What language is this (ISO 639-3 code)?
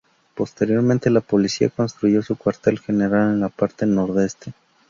spa